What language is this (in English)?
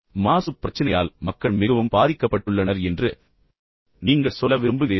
Tamil